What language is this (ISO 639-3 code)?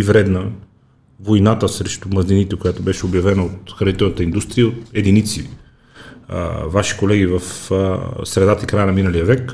bul